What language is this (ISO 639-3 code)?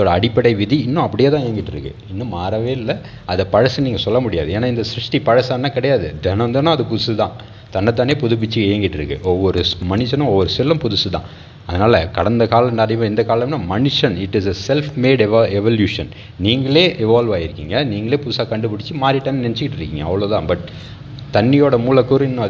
tam